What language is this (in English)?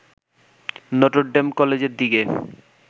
Bangla